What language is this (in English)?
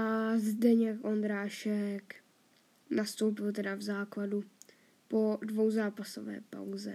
Czech